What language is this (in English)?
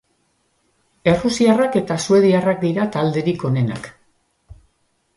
Basque